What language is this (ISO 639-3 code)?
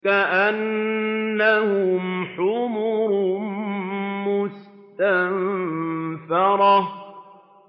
ara